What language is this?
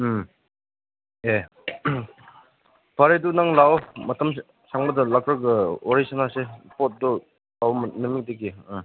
Manipuri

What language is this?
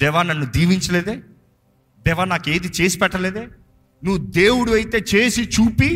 Telugu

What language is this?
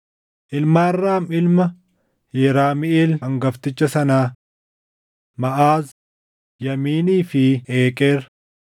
Oromo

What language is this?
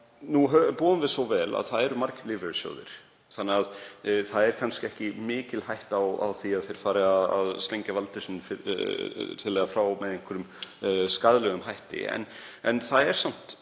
Icelandic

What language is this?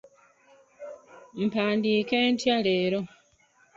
Ganda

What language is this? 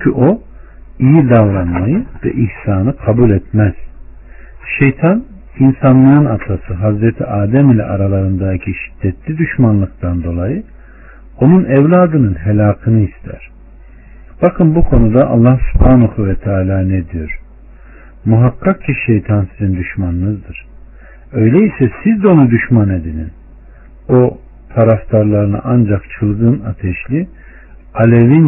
Turkish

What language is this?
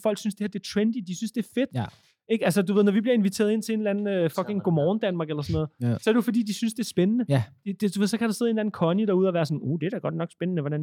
Danish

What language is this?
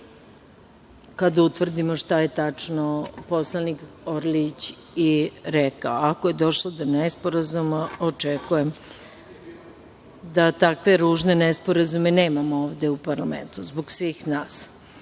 Serbian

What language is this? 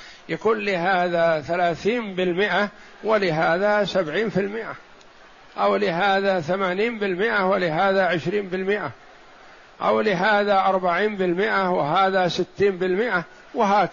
Arabic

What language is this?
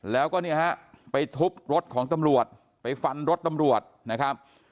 Thai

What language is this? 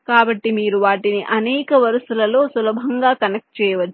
Telugu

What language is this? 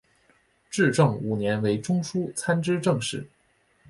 Chinese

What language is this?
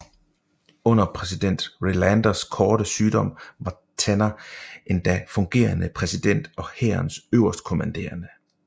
Danish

